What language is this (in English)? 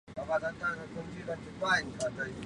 Chinese